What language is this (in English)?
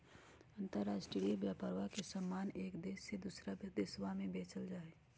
Magahi